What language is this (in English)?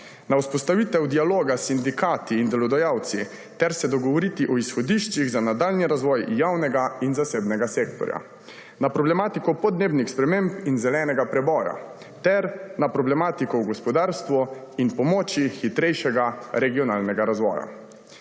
Slovenian